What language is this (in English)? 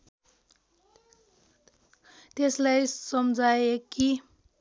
Nepali